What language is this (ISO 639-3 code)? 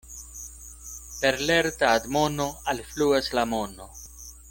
epo